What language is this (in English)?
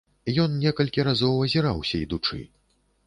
Belarusian